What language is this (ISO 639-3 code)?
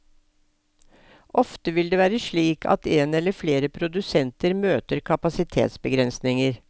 nor